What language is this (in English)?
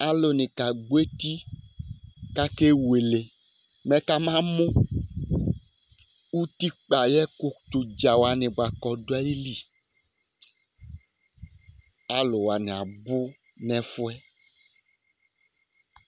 Ikposo